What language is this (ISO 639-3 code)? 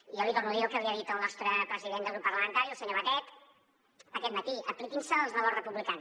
cat